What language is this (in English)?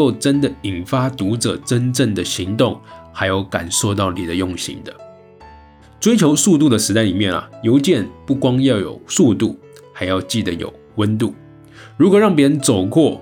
Chinese